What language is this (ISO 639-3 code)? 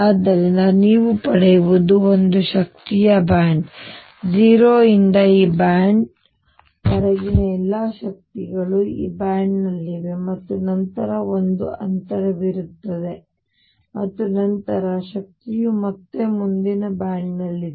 kan